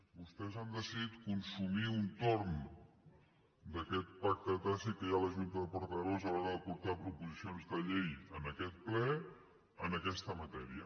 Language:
Catalan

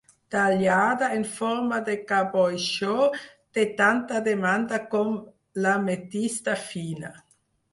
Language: Catalan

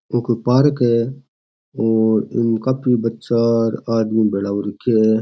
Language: Rajasthani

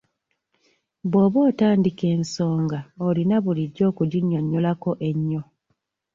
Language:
Ganda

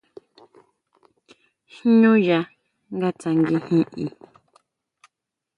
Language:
Huautla Mazatec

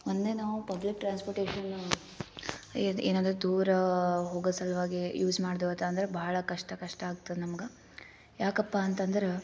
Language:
Kannada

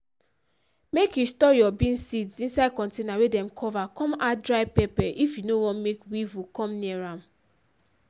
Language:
Nigerian Pidgin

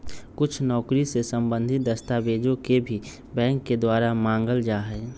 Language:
Magahi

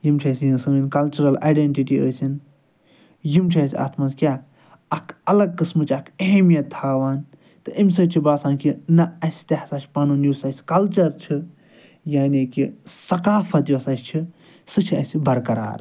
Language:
Kashmiri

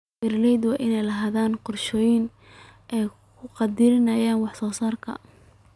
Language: Somali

